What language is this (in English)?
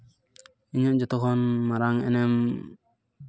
Santali